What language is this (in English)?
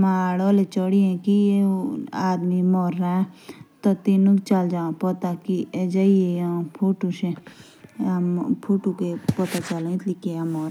Jaunsari